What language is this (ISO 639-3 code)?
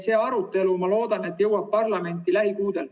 est